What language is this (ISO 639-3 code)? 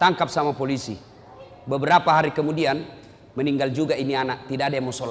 ind